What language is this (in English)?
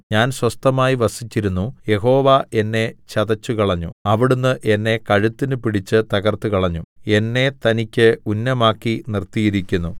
Malayalam